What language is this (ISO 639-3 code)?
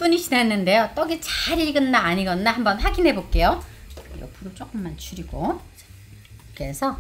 kor